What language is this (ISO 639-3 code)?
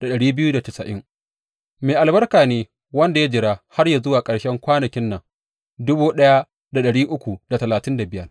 hau